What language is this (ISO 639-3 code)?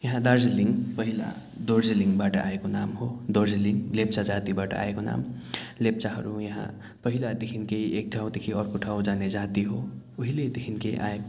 nep